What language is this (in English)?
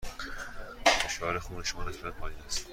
Persian